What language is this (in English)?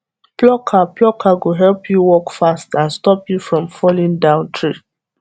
Nigerian Pidgin